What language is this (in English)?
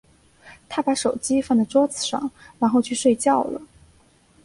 Chinese